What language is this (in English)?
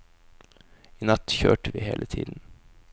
Norwegian